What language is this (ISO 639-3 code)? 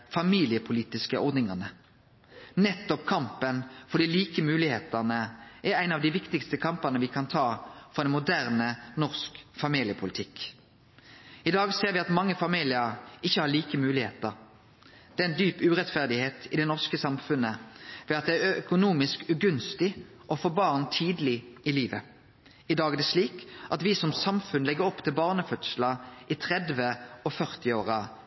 nno